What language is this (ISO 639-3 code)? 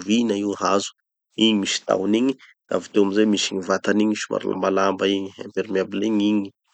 txy